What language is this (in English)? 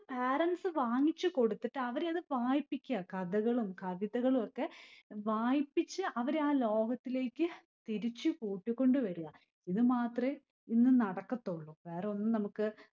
Malayalam